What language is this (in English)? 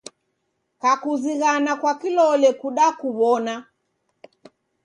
Taita